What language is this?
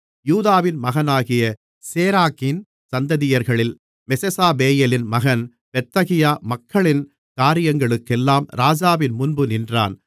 Tamil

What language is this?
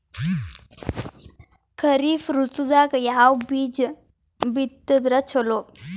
Kannada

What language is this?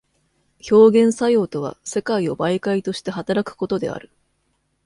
Japanese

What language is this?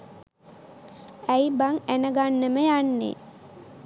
Sinhala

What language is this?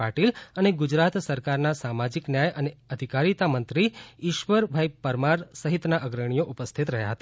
Gujarati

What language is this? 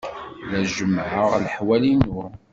Kabyle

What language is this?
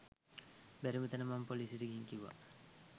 Sinhala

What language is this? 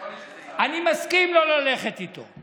Hebrew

